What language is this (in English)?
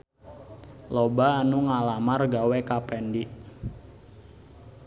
Sundanese